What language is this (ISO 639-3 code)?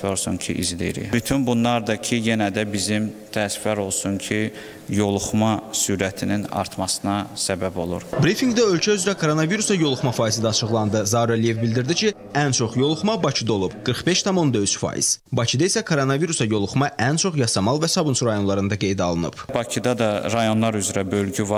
tur